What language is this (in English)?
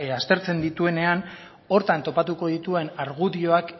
Basque